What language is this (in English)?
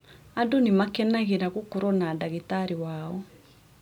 Kikuyu